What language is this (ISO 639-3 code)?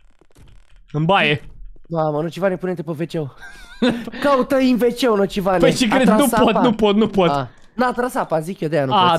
ron